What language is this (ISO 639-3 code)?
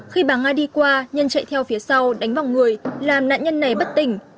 vie